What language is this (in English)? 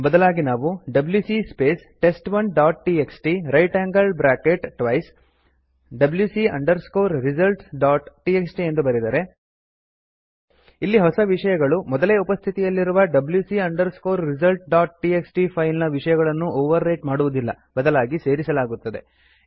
Kannada